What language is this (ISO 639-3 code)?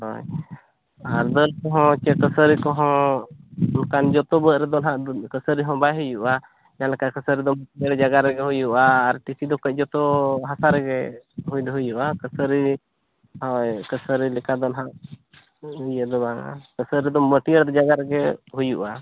sat